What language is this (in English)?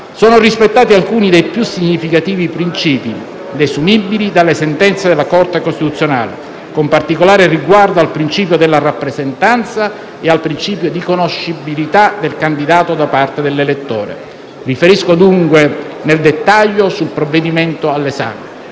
Italian